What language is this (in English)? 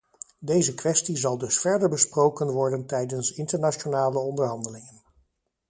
Dutch